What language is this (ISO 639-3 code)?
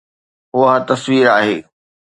snd